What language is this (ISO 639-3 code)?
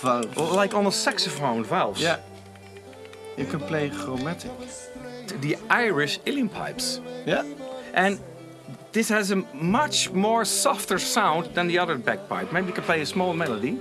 nld